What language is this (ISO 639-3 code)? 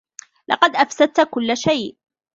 ara